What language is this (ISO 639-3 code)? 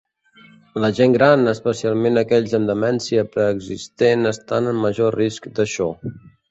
cat